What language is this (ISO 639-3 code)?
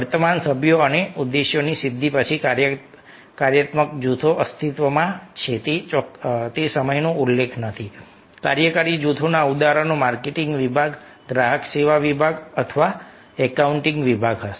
guj